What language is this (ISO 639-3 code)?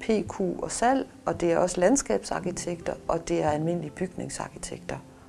dan